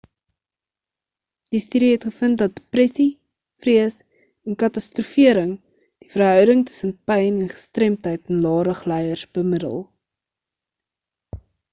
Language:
Afrikaans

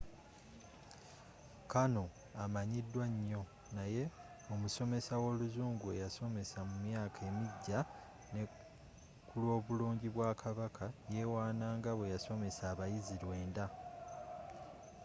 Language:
Ganda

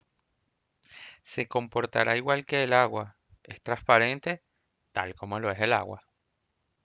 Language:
Spanish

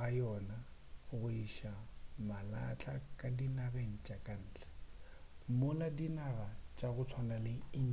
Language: Northern Sotho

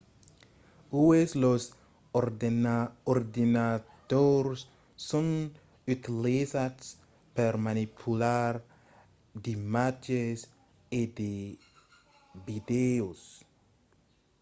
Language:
Occitan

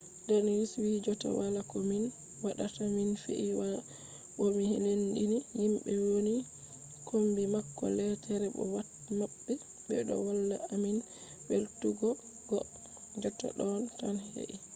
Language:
Fula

